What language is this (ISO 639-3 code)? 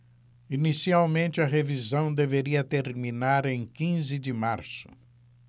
por